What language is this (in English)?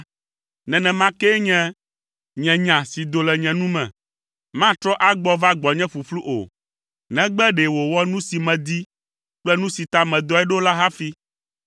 Ewe